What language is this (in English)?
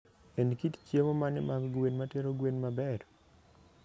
Luo (Kenya and Tanzania)